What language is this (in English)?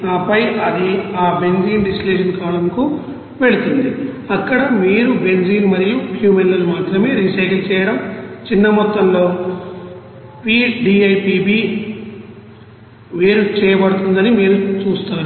Telugu